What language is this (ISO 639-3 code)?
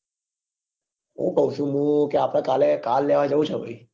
guj